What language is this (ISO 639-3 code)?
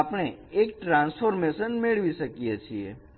guj